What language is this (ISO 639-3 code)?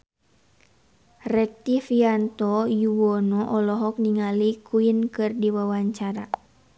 sun